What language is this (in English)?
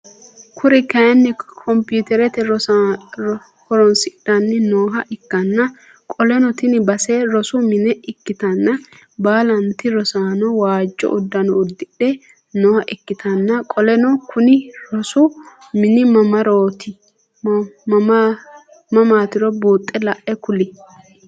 Sidamo